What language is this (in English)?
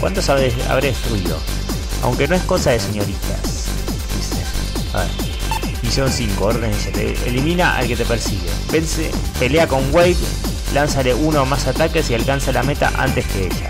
Spanish